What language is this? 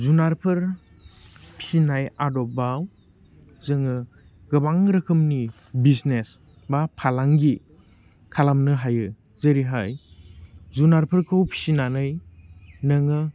Bodo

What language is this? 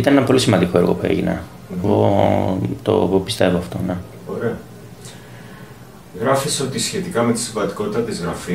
Greek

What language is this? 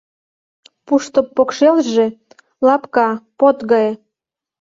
Mari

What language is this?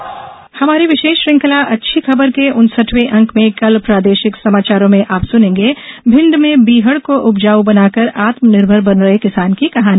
Hindi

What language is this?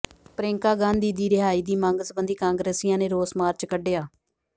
Punjabi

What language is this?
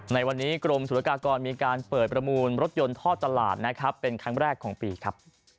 Thai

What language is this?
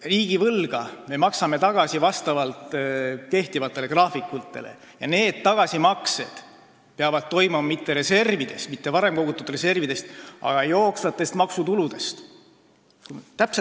Estonian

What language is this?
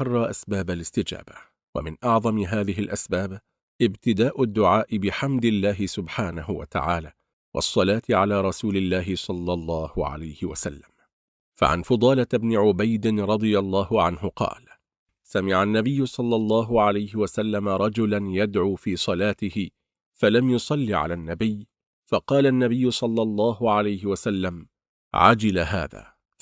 Arabic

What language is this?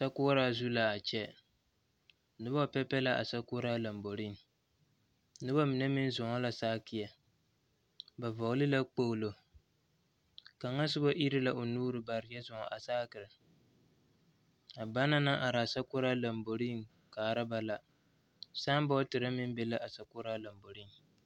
Southern Dagaare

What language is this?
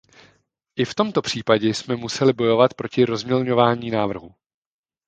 Czech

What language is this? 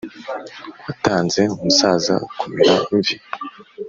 Kinyarwanda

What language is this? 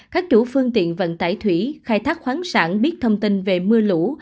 Vietnamese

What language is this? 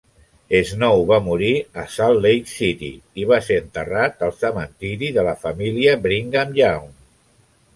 Catalan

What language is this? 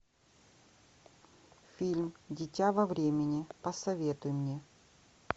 Russian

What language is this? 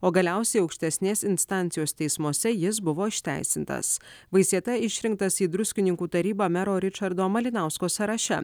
Lithuanian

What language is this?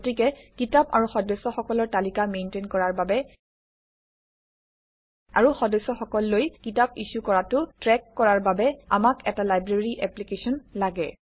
Assamese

